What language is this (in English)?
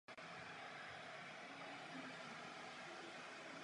Czech